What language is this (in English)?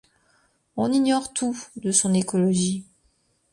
French